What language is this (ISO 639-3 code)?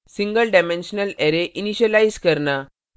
hin